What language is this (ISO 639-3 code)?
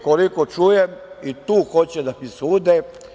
srp